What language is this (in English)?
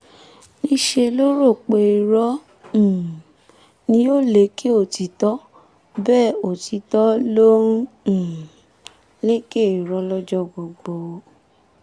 Yoruba